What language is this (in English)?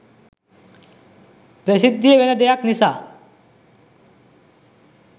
Sinhala